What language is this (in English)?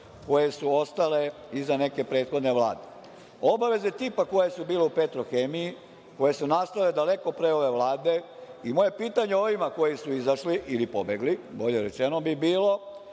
Serbian